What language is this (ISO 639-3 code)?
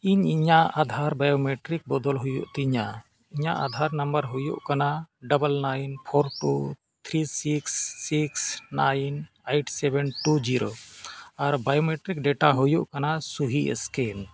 sat